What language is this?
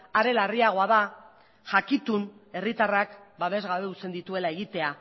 Basque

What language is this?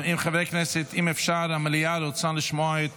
Hebrew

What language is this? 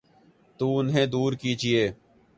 Urdu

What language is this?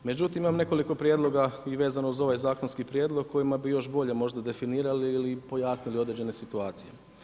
Croatian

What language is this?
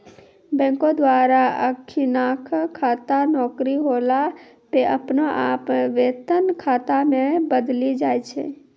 Maithili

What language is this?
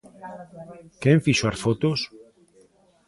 Galician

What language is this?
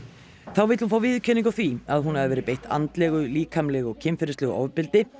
Icelandic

